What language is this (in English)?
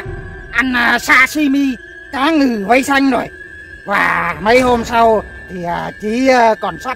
Vietnamese